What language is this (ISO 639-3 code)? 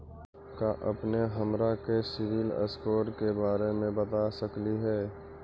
mag